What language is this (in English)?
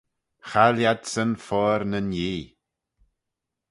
Manx